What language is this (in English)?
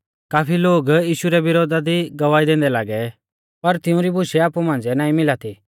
Mahasu Pahari